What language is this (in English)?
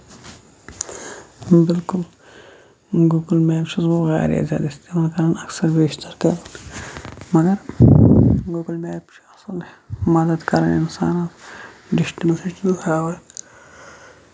Kashmiri